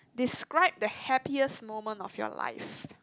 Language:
English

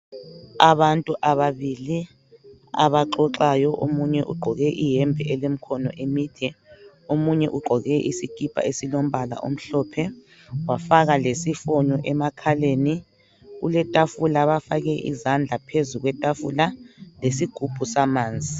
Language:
North Ndebele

